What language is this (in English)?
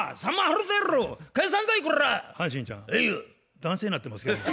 Japanese